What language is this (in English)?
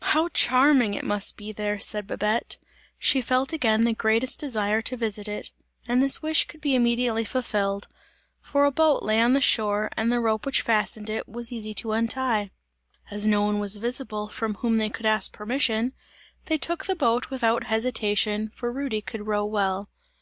English